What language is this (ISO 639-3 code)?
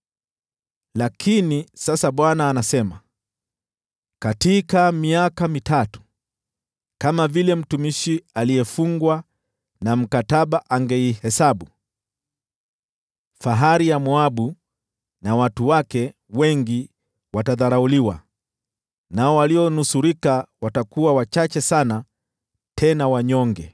swa